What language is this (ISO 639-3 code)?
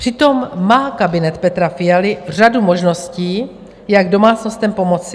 ces